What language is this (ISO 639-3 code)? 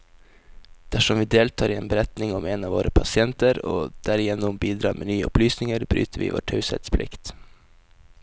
nor